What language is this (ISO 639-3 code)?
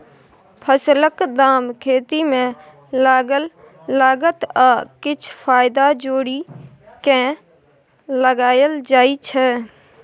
mai